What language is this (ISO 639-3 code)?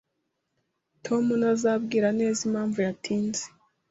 kin